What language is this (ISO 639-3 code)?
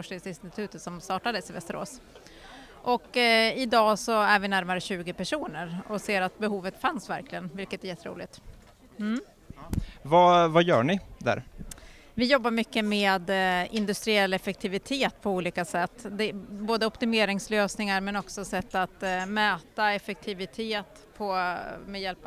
swe